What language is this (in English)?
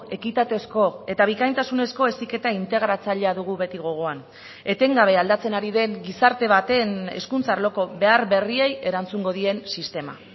Basque